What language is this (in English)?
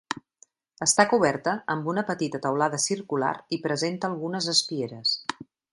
Catalan